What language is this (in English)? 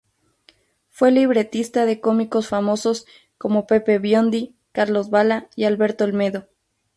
Spanish